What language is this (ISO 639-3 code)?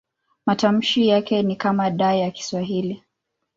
swa